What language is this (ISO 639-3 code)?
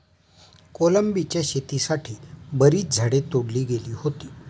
mar